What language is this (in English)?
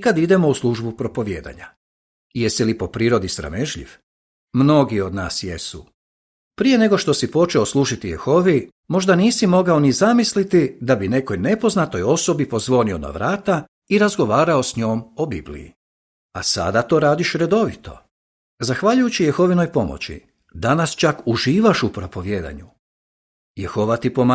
Croatian